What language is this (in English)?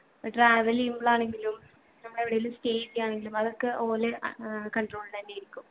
Malayalam